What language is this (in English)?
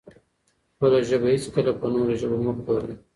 Pashto